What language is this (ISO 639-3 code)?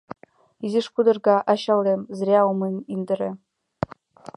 chm